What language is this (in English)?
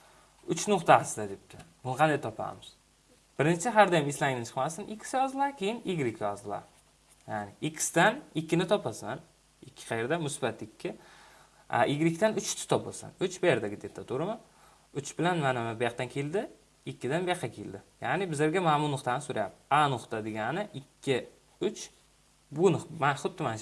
Turkish